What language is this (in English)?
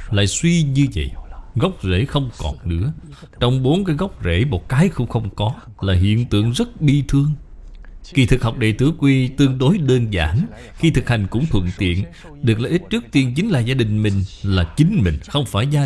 Vietnamese